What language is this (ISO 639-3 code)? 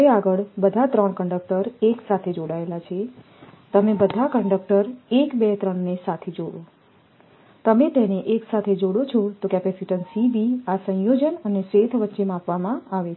guj